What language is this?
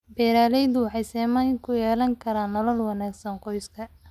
Somali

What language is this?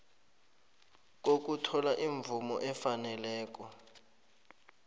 South Ndebele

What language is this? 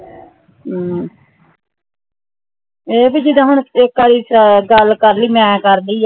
Punjabi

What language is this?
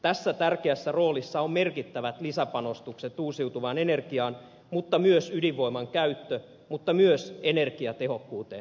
Finnish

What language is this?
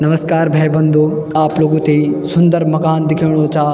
Garhwali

